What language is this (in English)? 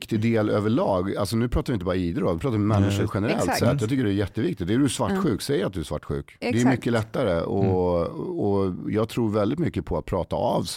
Swedish